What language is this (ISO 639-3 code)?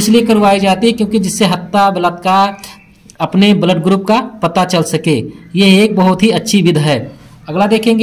hin